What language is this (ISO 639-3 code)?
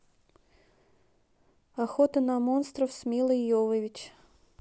rus